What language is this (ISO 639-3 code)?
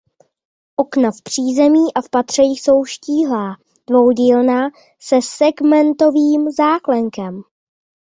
ces